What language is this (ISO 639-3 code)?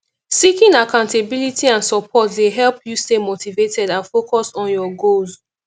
pcm